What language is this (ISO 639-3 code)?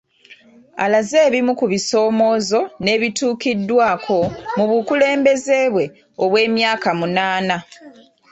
lug